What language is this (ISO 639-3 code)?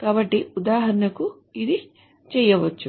tel